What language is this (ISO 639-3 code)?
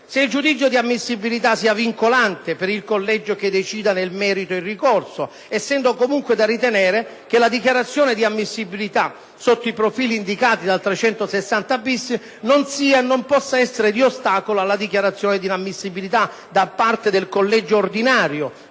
ita